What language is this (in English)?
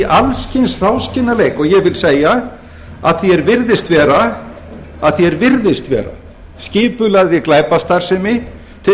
Icelandic